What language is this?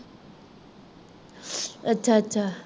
Punjabi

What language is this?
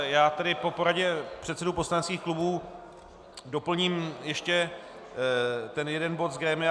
Czech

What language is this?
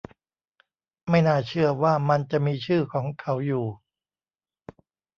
Thai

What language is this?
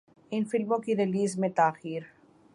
Urdu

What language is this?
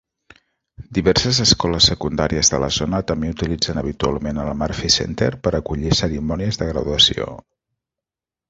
Catalan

